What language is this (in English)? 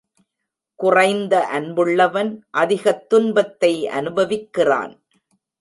Tamil